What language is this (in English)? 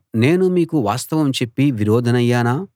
Telugu